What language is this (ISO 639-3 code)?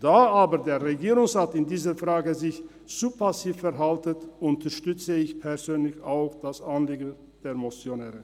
gsw